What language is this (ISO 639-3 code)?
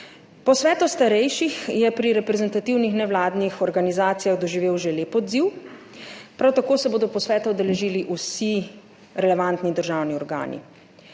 slv